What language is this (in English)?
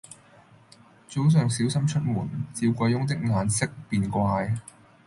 Cantonese